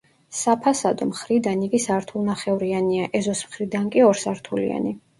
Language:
Georgian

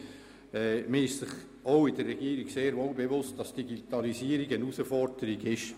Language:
Swiss German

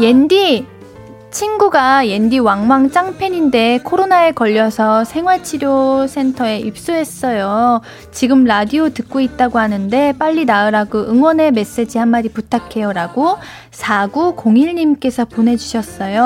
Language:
Korean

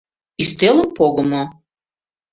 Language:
Mari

